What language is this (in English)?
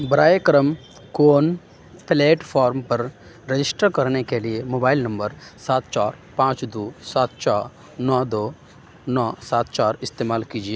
Urdu